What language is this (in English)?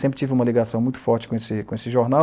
Portuguese